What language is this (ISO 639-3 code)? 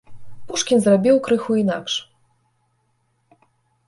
bel